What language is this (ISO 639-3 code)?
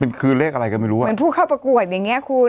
tha